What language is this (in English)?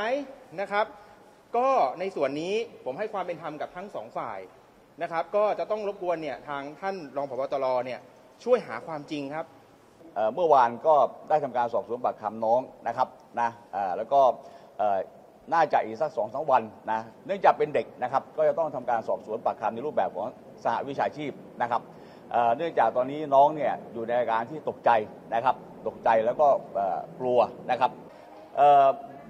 Thai